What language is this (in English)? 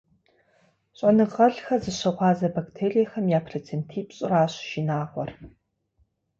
Kabardian